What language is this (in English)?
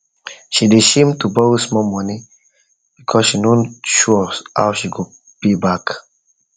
Nigerian Pidgin